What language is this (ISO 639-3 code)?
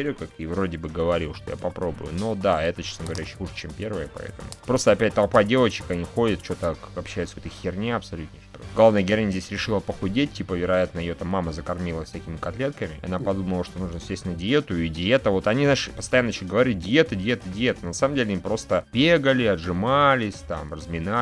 rus